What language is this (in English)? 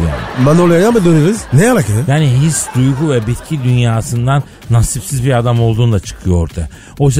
Turkish